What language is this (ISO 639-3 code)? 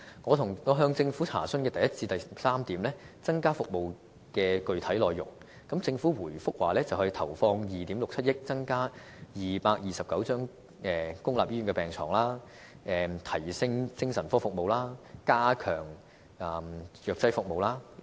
yue